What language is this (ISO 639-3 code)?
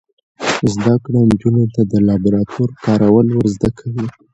pus